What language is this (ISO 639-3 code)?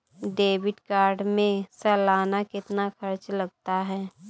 hin